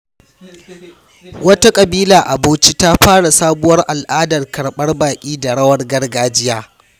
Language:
Hausa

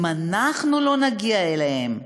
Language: Hebrew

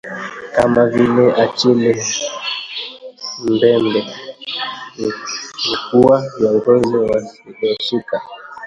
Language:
Swahili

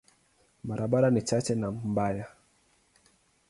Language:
Swahili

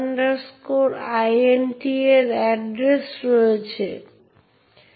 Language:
Bangla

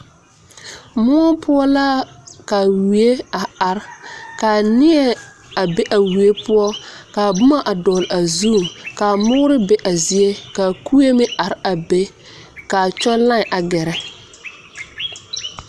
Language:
Southern Dagaare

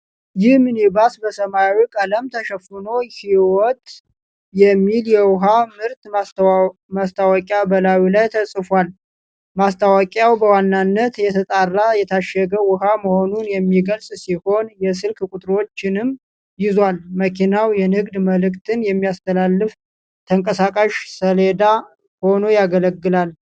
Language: Amharic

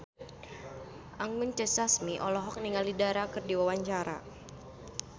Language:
Sundanese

